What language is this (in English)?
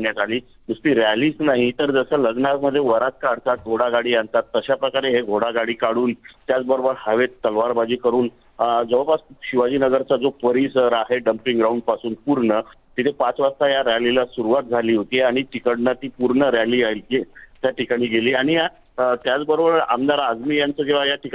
Hindi